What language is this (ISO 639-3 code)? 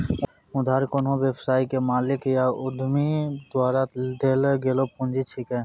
mai